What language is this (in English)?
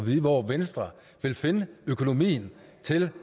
Danish